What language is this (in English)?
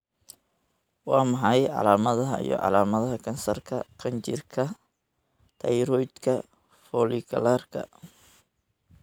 Somali